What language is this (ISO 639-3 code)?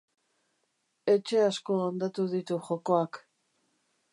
eus